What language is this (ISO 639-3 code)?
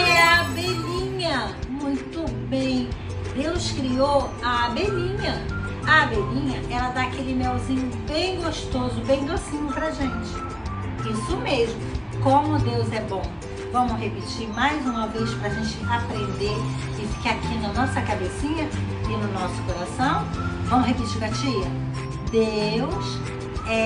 por